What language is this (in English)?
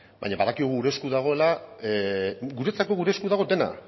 Basque